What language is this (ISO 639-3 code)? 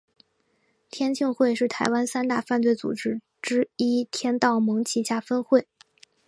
zho